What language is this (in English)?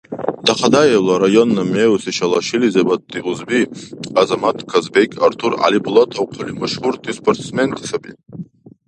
Dargwa